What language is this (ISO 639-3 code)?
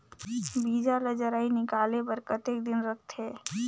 hne